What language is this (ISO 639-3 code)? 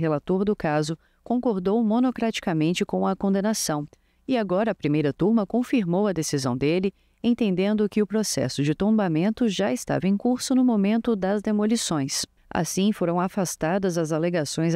por